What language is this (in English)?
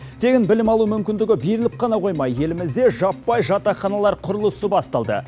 Kazakh